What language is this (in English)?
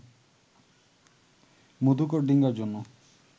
Bangla